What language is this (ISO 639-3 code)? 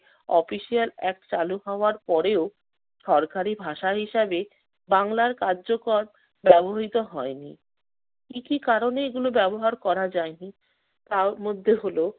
ben